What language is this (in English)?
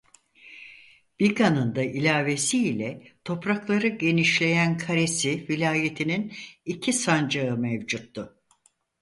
Turkish